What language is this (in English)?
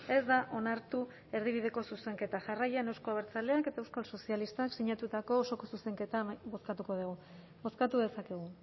Basque